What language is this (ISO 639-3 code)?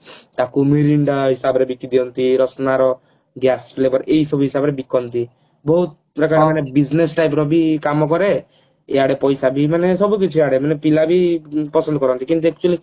ori